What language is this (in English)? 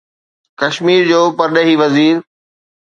Sindhi